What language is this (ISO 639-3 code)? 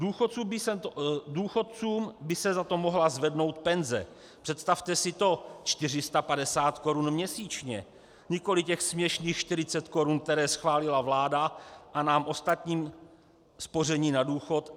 ces